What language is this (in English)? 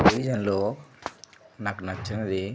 Telugu